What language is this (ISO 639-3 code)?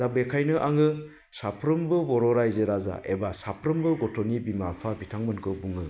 brx